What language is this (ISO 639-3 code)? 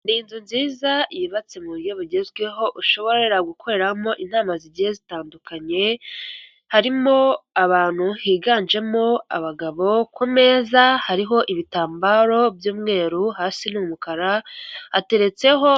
kin